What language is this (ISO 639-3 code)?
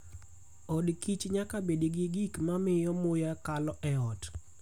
luo